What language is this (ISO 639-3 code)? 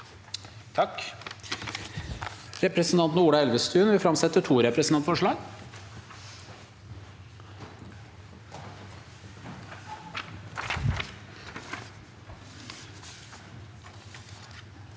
nor